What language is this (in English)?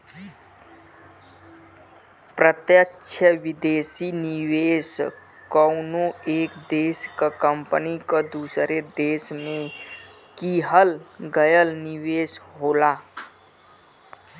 Bhojpuri